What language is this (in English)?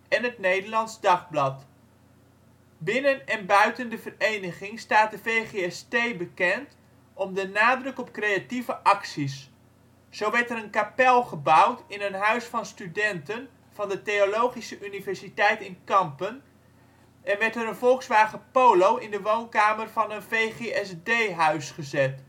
Dutch